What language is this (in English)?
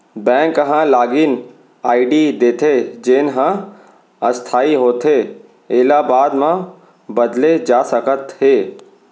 Chhattisgarhi